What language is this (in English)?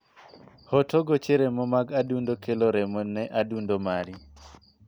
Luo (Kenya and Tanzania)